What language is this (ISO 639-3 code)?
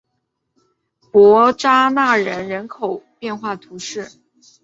zho